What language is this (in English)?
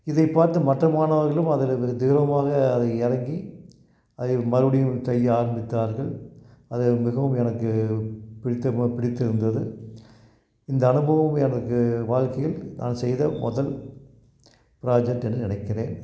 Tamil